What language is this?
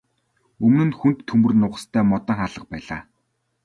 Mongolian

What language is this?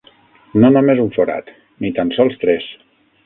Catalan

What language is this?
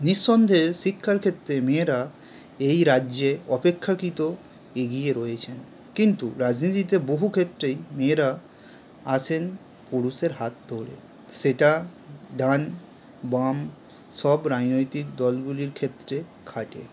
Bangla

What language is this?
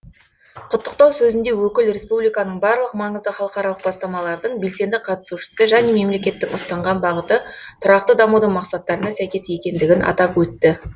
Kazakh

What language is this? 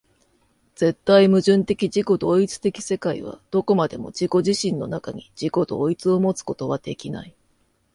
Japanese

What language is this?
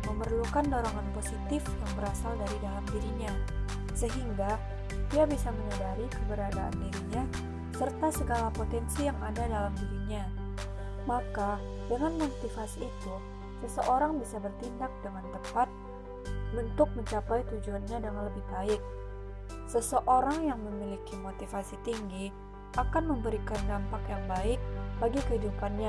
Indonesian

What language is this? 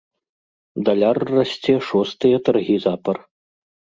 Belarusian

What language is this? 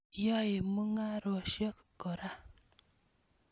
Kalenjin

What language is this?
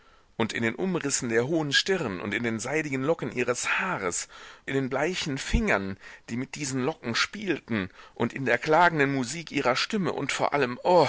German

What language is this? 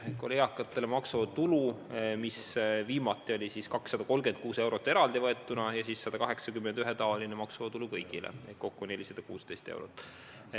Estonian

